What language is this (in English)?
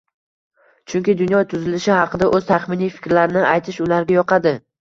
Uzbek